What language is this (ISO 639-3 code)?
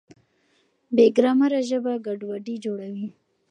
pus